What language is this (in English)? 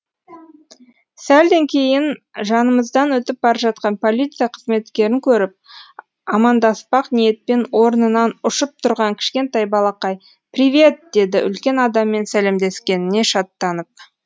Kazakh